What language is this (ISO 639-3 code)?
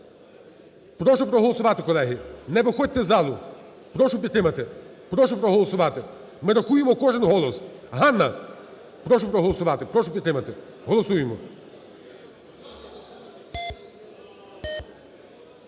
ukr